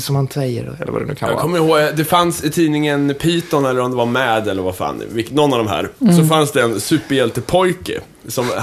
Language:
Swedish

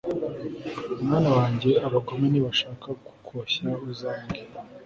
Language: Kinyarwanda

